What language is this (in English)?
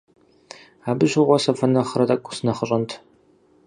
Kabardian